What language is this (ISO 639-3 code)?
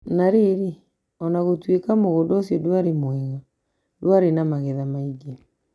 kik